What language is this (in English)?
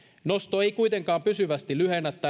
Finnish